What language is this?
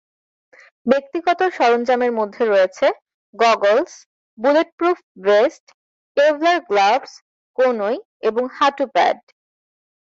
Bangla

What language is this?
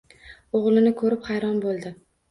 Uzbek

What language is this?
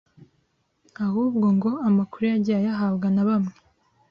Kinyarwanda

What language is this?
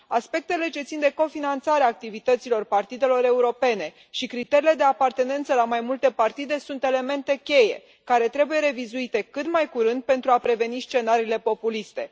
Romanian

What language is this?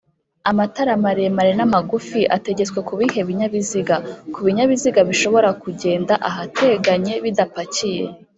Kinyarwanda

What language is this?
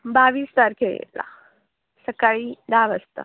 Marathi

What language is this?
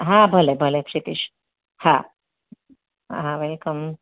Gujarati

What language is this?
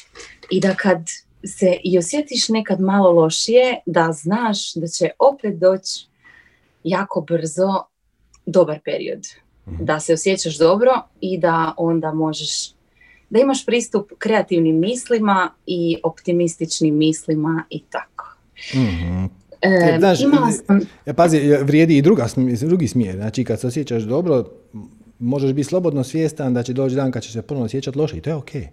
Croatian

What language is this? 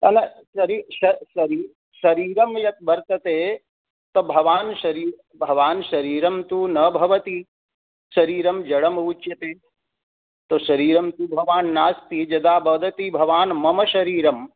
Sanskrit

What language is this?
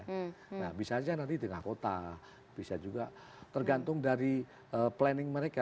Indonesian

